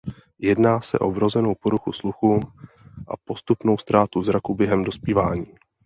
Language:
Czech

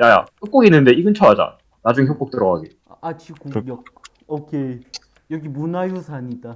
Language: Korean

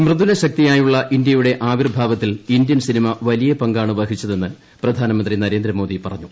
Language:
Malayalam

